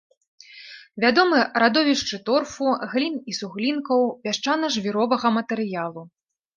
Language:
Belarusian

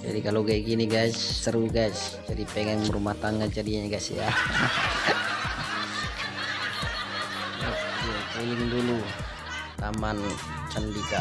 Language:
Indonesian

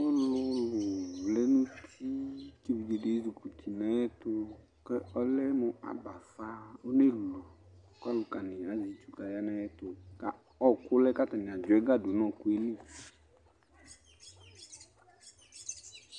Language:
Ikposo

